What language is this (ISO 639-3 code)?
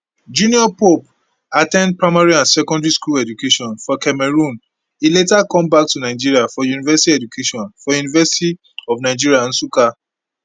pcm